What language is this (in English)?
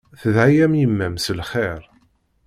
Kabyle